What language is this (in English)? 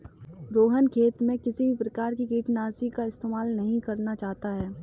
Hindi